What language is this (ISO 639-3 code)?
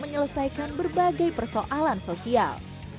ind